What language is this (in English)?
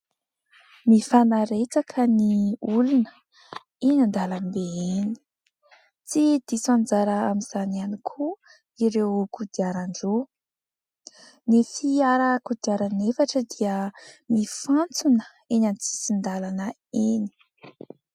Malagasy